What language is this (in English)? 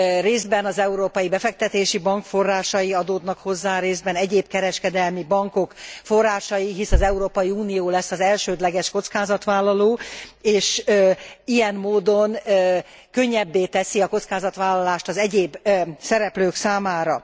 Hungarian